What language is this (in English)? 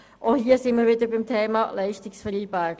Swiss German